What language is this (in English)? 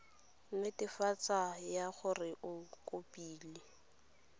Tswana